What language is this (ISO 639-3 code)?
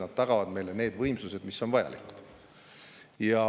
est